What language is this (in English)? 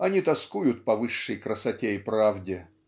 Russian